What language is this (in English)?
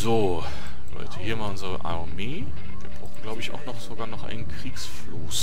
German